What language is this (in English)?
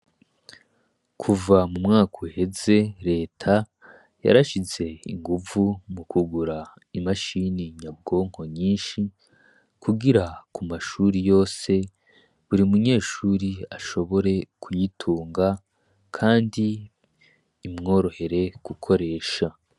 Rundi